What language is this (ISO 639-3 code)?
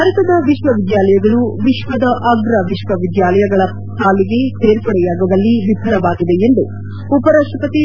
kan